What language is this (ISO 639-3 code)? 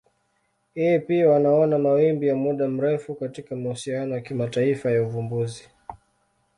swa